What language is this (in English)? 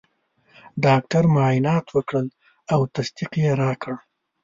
Pashto